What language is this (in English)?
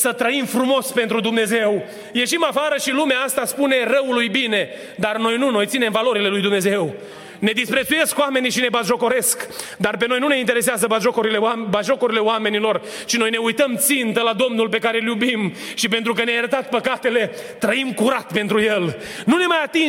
Romanian